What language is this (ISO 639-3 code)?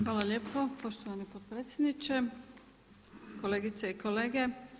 hrv